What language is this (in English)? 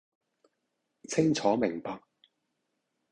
Cantonese